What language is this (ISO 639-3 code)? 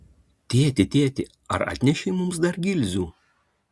lit